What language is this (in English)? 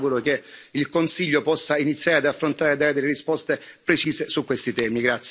Italian